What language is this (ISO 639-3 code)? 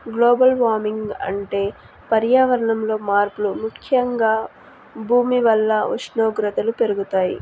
tel